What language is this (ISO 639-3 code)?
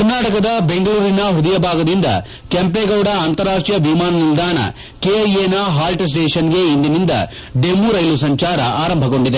kan